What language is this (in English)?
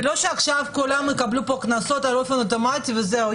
Hebrew